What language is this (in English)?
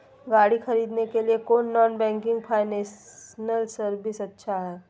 Magahi